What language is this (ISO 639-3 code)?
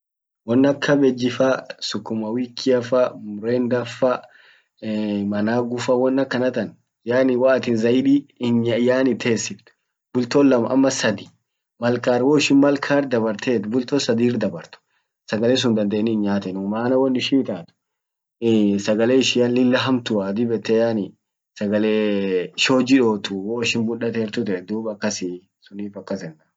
orc